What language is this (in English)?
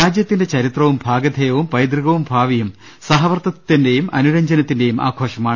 Malayalam